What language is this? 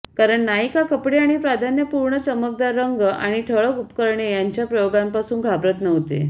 Marathi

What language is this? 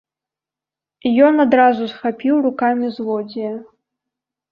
Belarusian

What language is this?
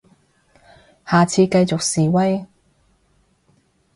Cantonese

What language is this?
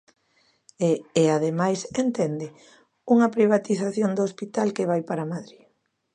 Galician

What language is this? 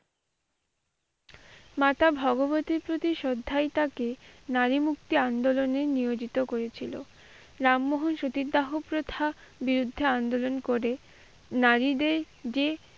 Bangla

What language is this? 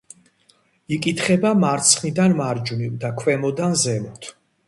Georgian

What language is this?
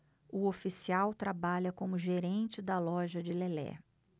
Portuguese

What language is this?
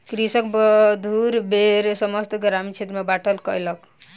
Maithili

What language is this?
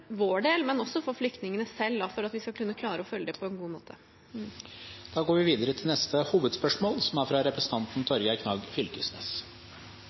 Norwegian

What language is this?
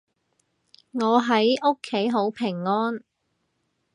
Cantonese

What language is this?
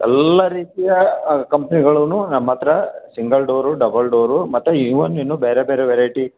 Kannada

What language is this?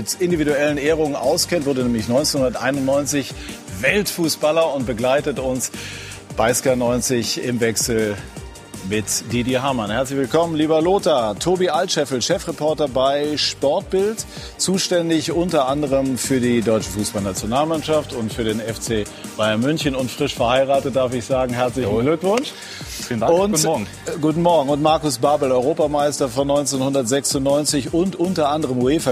German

